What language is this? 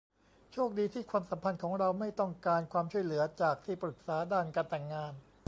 Thai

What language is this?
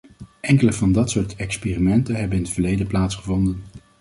Dutch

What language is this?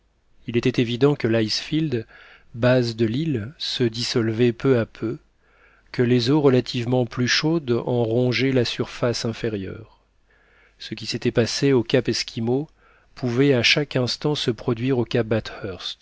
French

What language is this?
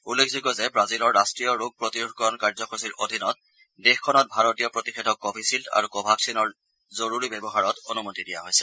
Assamese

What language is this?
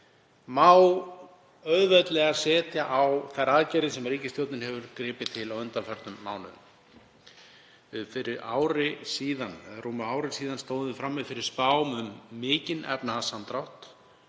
Icelandic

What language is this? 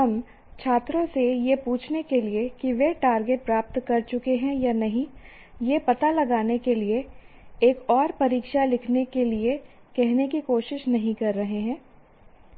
Hindi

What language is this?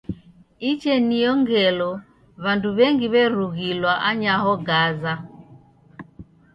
Taita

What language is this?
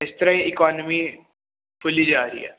Punjabi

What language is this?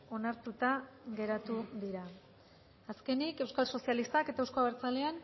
Basque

